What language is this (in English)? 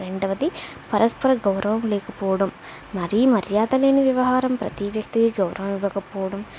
Telugu